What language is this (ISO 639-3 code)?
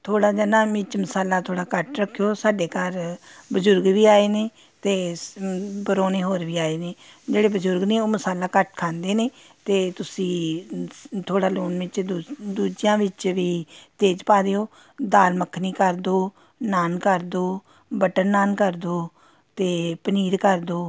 pan